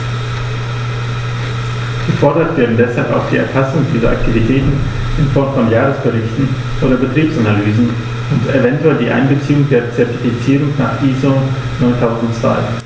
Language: German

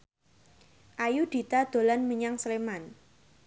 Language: Javanese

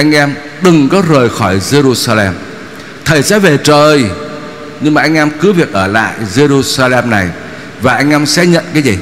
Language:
Vietnamese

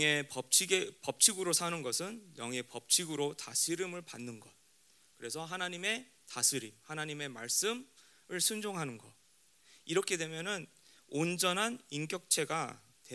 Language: Korean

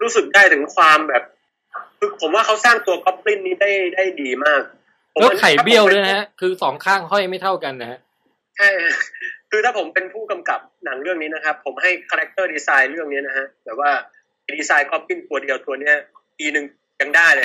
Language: Thai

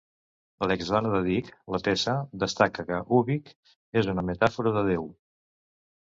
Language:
Catalan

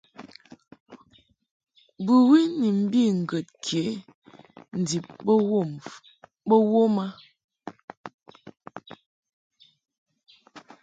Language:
Mungaka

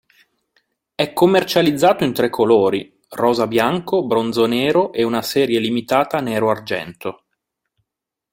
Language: Italian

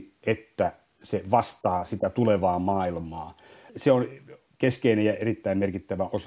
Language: Finnish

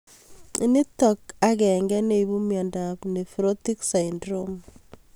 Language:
Kalenjin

